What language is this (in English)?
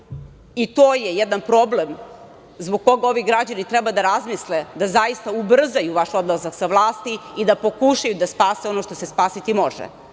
Serbian